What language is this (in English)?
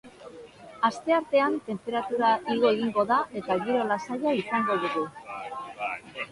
Basque